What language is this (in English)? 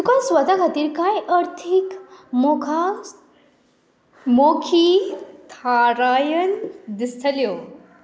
Konkani